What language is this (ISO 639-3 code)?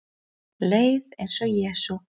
isl